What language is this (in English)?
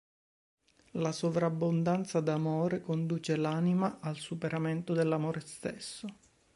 Italian